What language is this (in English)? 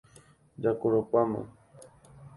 Guarani